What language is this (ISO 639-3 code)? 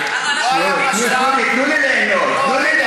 heb